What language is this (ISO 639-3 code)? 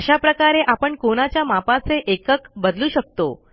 mar